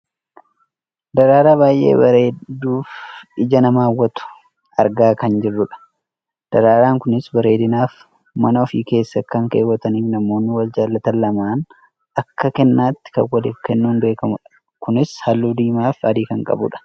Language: Oromo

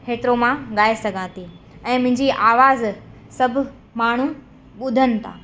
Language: Sindhi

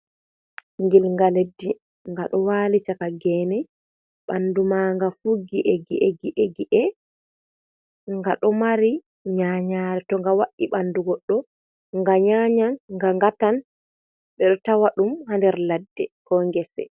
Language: Fula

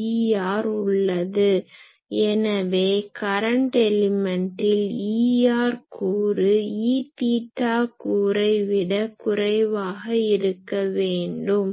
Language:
Tamil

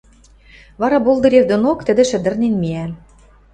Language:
Western Mari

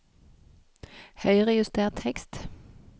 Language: Norwegian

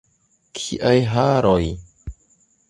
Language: Esperanto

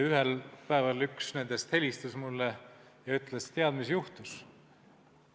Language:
Estonian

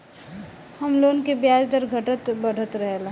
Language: Bhojpuri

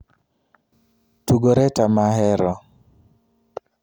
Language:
Luo (Kenya and Tanzania)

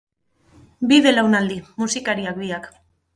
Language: Basque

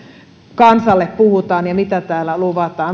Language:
Finnish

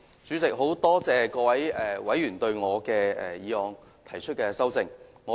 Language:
Cantonese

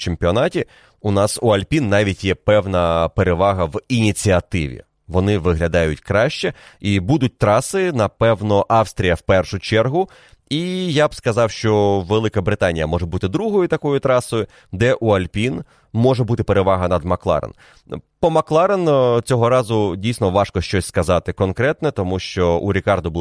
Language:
Ukrainian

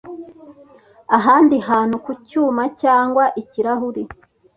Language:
Kinyarwanda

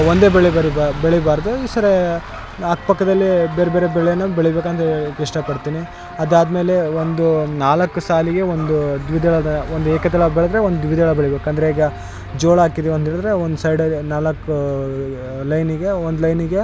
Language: Kannada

